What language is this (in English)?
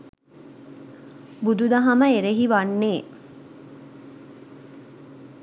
Sinhala